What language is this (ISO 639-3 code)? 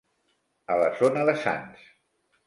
cat